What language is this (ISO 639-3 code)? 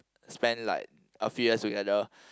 eng